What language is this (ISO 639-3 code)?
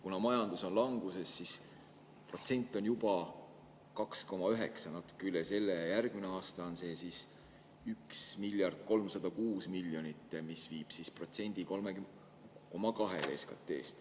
est